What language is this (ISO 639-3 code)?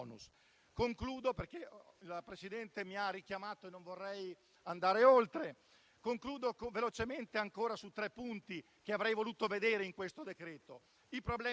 ita